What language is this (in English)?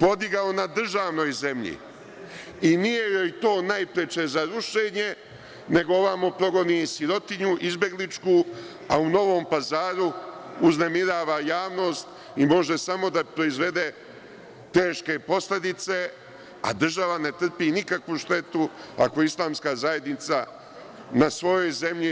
Serbian